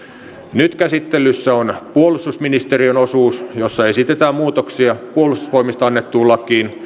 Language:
Finnish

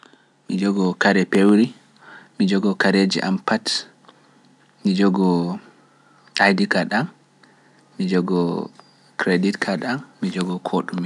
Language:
Pular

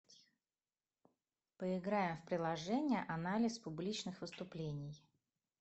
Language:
Russian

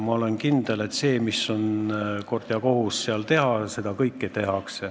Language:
Estonian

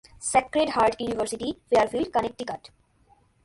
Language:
Bangla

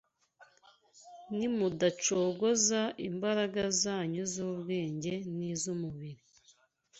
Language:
Kinyarwanda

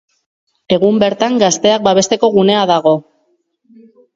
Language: Basque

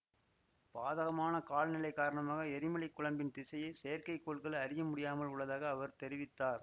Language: Tamil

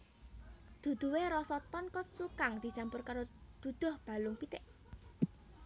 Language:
Javanese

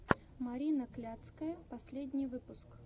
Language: Russian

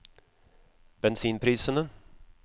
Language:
Norwegian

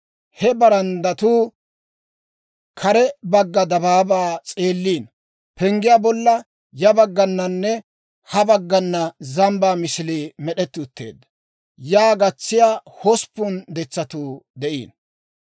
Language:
Dawro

